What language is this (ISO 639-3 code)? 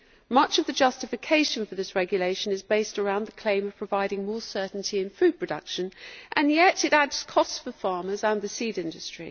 eng